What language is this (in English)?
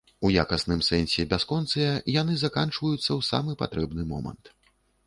Belarusian